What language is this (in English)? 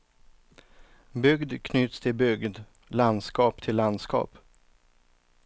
Swedish